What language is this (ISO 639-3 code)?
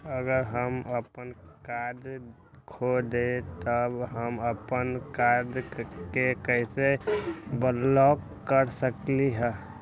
mag